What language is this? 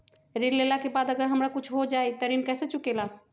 Magahi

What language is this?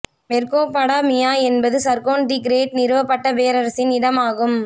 Tamil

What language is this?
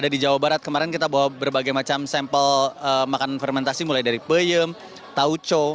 Indonesian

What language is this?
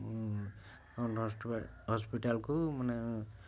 Odia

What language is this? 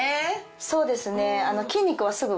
Japanese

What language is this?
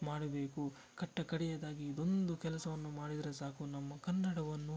Kannada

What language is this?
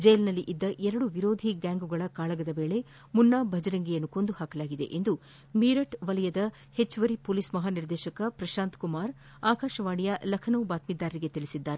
Kannada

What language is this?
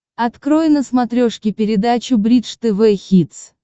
Russian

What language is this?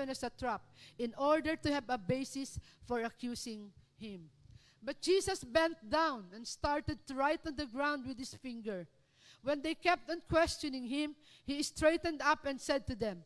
Filipino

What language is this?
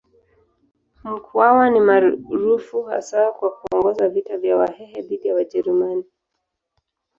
Swahili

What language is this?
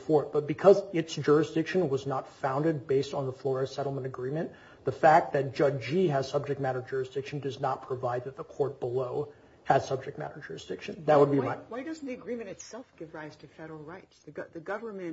English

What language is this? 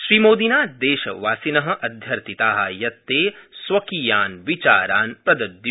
Sanskrit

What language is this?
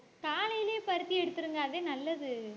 Tamil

